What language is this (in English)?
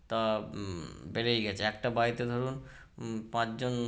Bangla